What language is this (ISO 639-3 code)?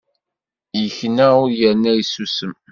kab